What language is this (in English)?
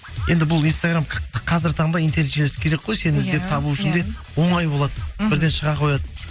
Kazakh